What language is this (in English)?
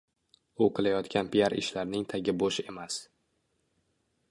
Uzbek